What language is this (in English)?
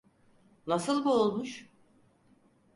Turkish